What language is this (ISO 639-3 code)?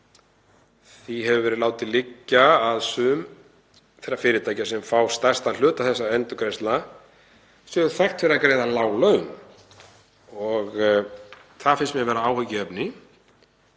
isl